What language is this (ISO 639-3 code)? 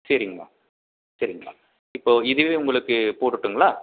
tam